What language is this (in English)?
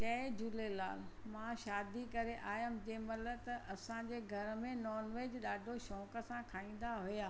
Sindhi